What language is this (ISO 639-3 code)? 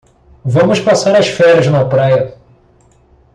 por